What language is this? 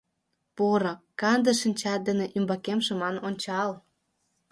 Mari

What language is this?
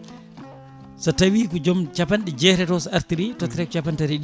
Fula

